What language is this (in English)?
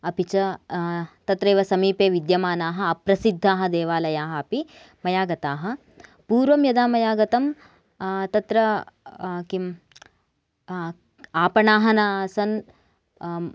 Sanskrit